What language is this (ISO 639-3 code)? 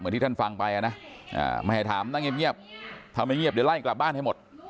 tha